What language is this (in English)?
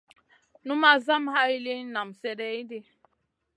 Masana